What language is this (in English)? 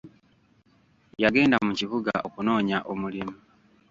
Ganda